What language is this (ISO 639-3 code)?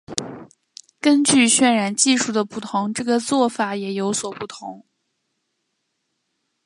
zho